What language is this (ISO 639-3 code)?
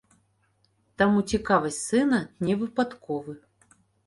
bel